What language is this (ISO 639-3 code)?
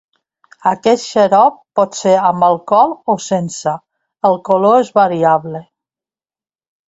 cat